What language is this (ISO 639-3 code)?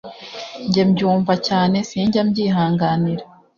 kin